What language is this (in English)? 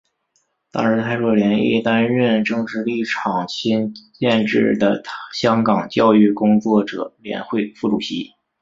Chinese